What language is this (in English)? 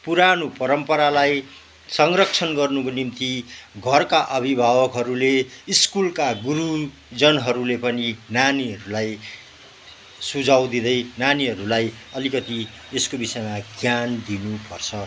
Nepali